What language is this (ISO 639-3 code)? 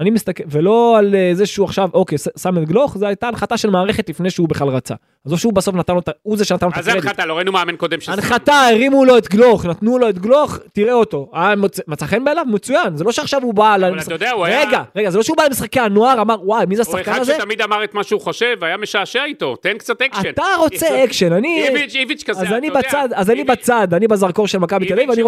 heb